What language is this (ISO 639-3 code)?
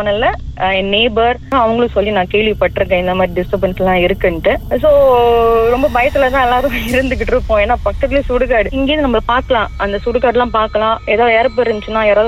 tam